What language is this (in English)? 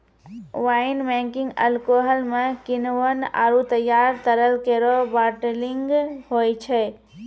Maithili